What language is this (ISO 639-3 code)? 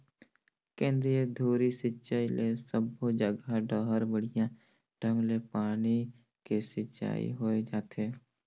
hne